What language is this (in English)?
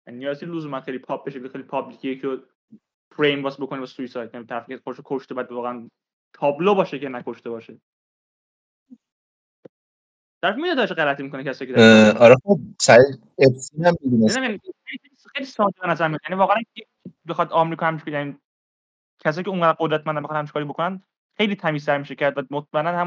Persian